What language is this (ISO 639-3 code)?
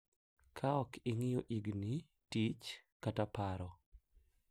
luo